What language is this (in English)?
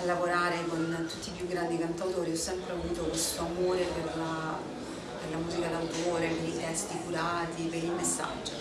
Italian